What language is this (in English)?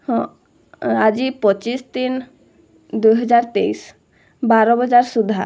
Odia